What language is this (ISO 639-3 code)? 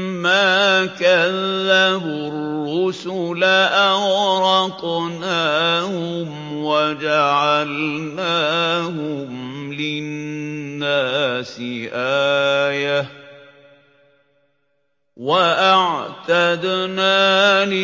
ara